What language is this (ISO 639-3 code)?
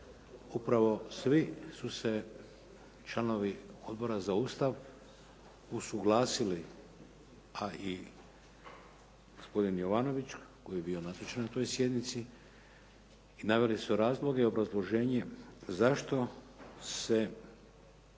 hrv